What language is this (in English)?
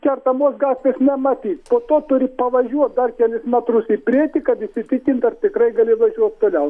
Lithuanian